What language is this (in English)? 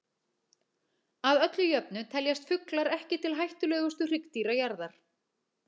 Icelandic